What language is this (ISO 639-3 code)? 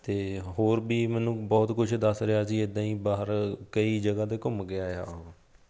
pan